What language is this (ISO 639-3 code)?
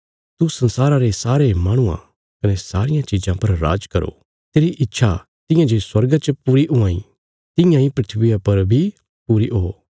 kfs